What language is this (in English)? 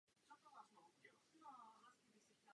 Czech